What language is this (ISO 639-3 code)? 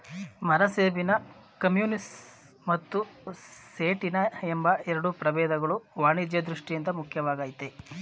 kan